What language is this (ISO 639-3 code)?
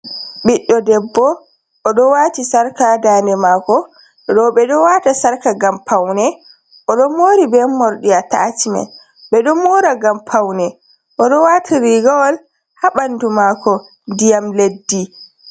ful